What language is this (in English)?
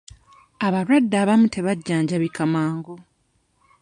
Ganda